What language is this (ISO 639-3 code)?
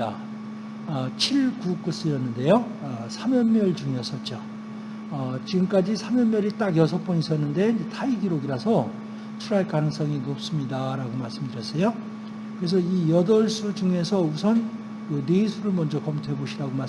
kor